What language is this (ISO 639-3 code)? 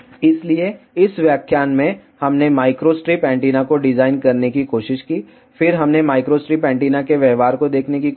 hin